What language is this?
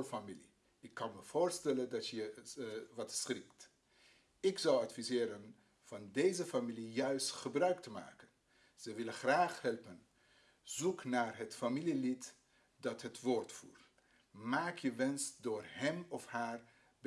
Dutch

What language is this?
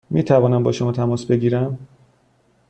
Persian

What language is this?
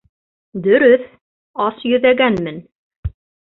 Bashkir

